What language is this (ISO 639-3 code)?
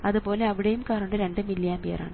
mal